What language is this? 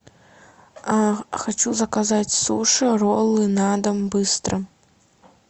Russian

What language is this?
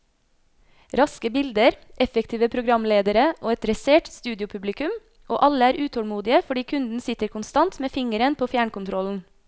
Norwegian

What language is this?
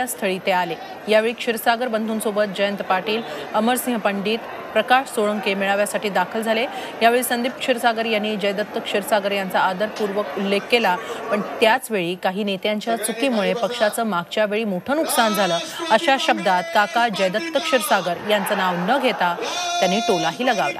Russian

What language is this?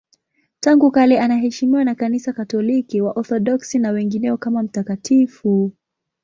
Swahili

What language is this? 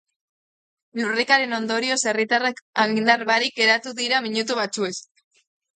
Basque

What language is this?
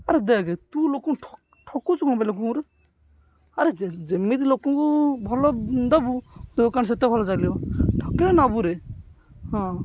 Odia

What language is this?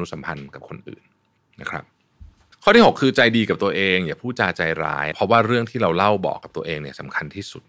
Thai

